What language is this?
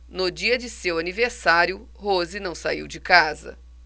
Portuguese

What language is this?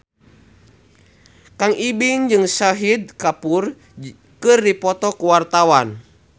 Sundanese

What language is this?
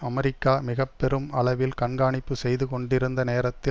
Tamil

